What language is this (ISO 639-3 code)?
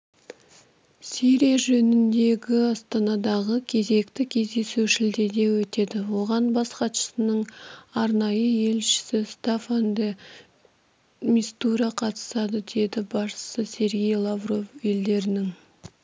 kaz